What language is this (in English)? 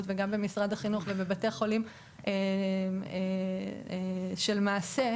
Hebrew